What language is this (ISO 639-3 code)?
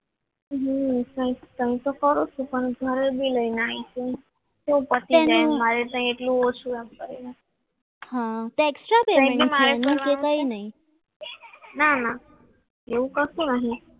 guj